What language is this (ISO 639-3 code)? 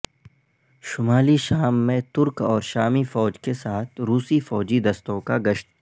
urd